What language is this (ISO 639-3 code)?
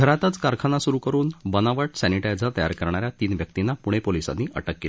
mar